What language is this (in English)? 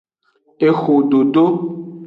Aja (Benin)